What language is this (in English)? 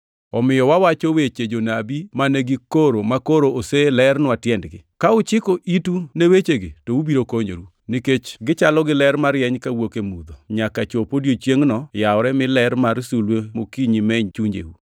Luo (Kenya and Tanzania)